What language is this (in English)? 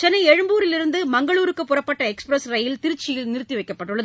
Tamil